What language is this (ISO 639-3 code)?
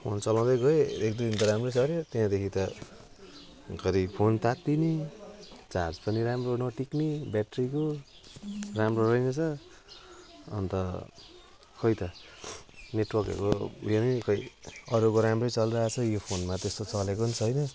nep